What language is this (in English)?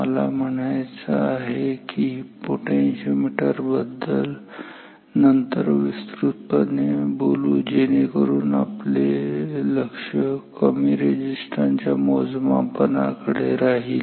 Marathi